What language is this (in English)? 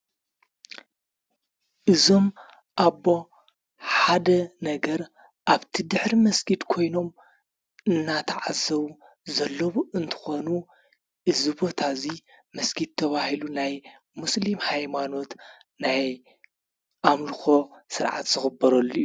Tigrinya